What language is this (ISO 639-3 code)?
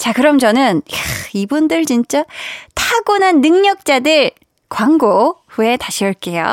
kor